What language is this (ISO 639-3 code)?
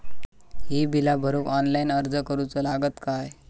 mar